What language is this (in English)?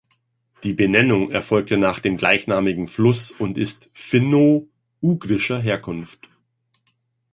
German